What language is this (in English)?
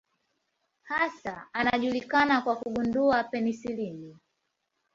Swahili